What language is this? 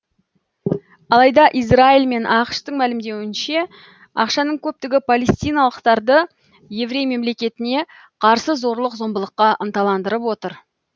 Kazakh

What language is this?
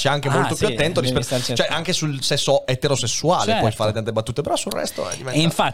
Italian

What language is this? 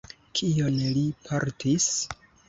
Esperanto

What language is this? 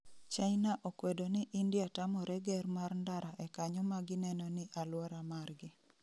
Luo (Kenya and Tanzania)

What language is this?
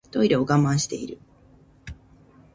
Japanese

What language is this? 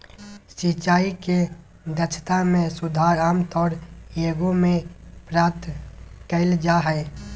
Magahi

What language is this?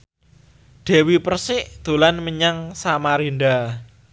Javanese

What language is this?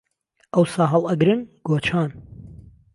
Central Kurdish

